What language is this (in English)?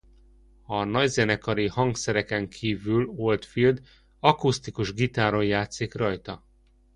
Hungarian